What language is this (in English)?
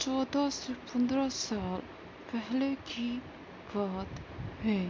Urdu